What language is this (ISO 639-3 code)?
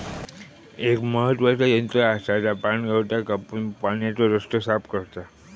mar